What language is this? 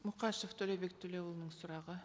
Kazakh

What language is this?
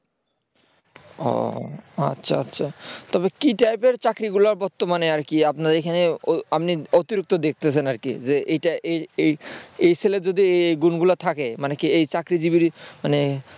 Bangla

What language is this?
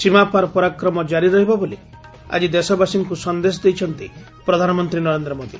Odia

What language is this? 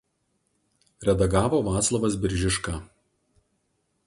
Lithuanian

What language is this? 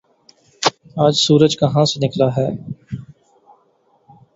Urdu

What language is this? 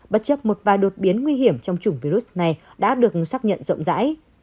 Vietnamese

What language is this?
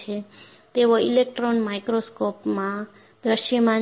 Gujarati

